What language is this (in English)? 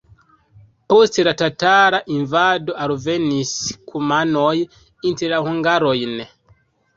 Esperanto